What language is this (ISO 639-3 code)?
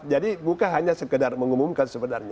ind